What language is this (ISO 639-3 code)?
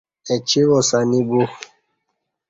bsh